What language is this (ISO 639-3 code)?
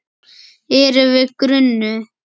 isl